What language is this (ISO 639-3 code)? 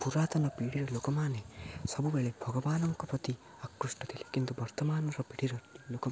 ori